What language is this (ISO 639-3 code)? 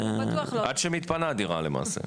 heb